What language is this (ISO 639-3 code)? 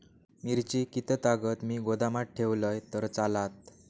mar